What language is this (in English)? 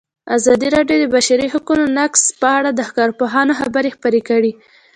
Pashto